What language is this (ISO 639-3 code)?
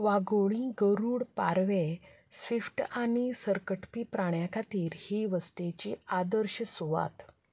kok